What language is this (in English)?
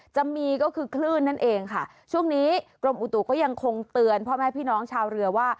Thai